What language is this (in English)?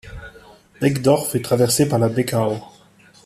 French